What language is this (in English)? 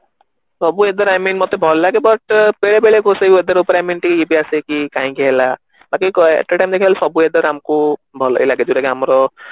Odia